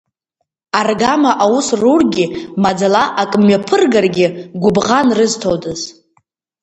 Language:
Abkhazian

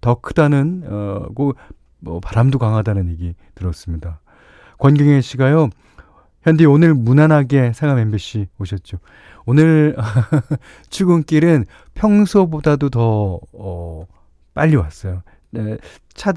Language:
Korean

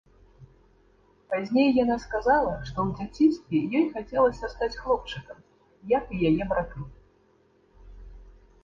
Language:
Belarusian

